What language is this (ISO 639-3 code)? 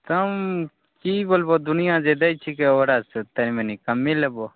mai